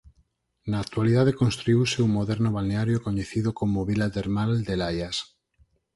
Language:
Galician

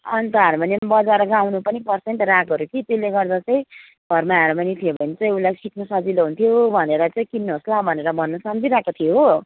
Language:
Nepali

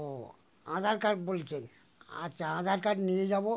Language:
Bangla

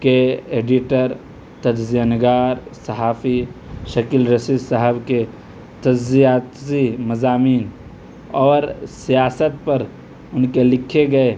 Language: Urdu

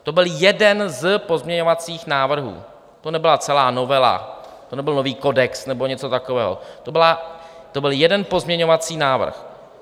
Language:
Czech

